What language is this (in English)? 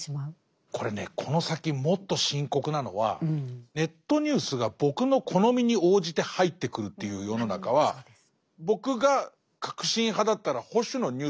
Japanese